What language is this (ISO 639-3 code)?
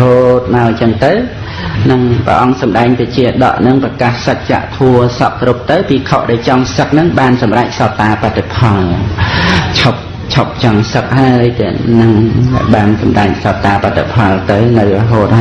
khm